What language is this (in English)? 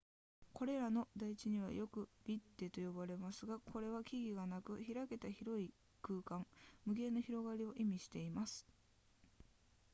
Japanese